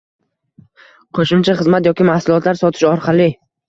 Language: Uzbek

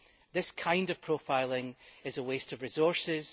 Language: English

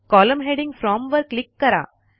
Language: Marathi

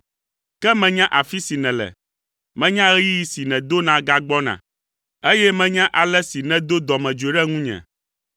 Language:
Ewe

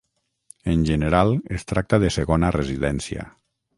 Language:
Catalan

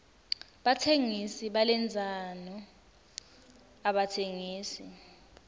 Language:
Swati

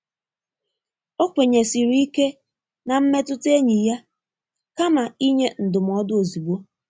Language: Igbo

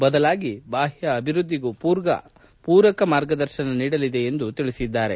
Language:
Kannada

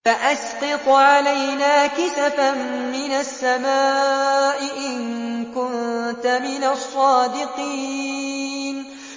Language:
Arabic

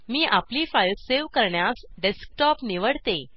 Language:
Marathi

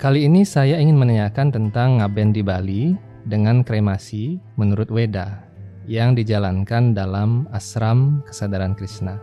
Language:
Indonesian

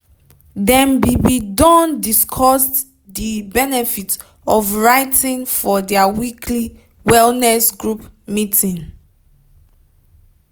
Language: Nigerian Pidgin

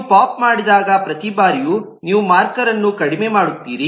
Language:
Kannada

